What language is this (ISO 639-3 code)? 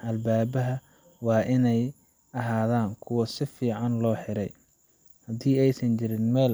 som